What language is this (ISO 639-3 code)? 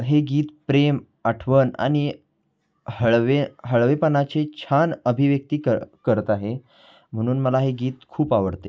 mar